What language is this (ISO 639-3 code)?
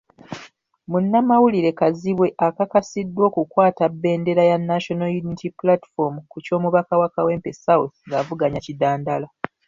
lug